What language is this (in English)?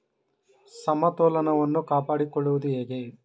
Kannada